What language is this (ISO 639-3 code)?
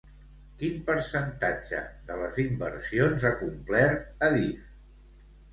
cat